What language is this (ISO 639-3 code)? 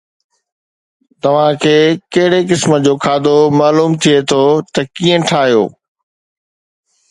snd